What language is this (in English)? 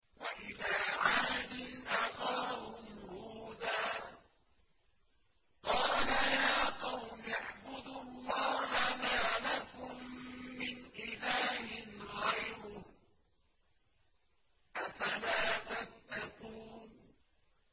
Arabic